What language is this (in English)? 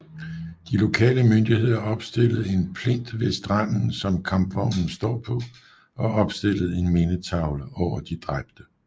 Danish